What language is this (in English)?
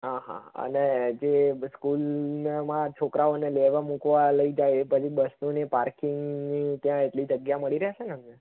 Gujarati